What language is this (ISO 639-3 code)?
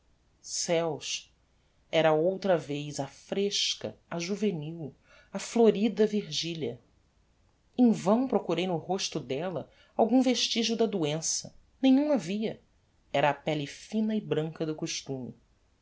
por